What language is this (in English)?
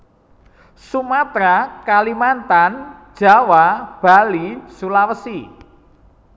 Javanese